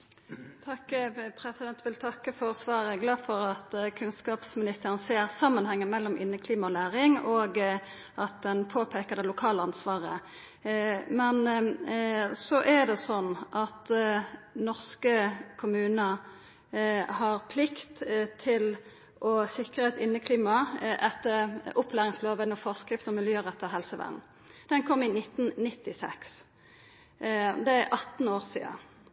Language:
Norwegian Nynorsk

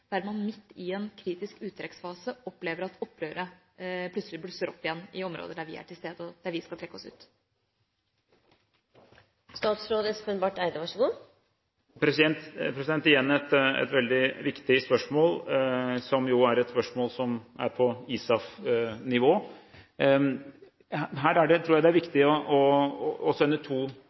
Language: Norwegian Bokmål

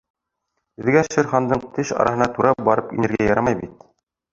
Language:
Bashkir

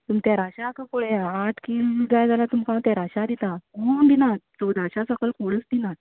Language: Konkani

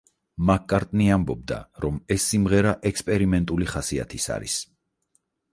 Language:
Georgian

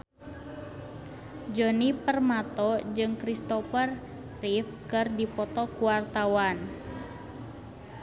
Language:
Sundanese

